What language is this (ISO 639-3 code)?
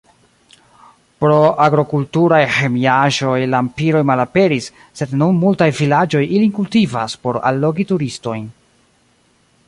epo